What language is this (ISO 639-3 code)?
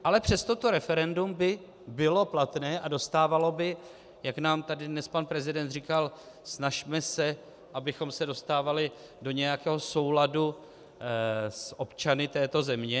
ces